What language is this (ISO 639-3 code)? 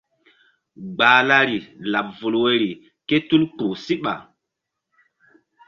mdd